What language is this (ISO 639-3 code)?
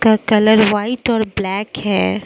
hin